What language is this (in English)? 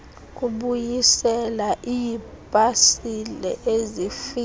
Xhosa